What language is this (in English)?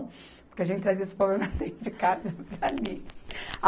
Portuguese